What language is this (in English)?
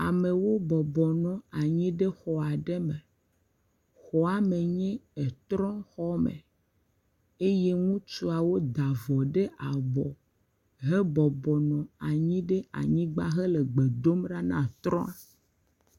Ewe